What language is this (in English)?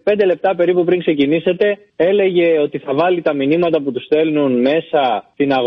Greek